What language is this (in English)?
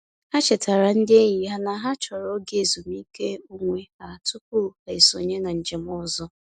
Igbo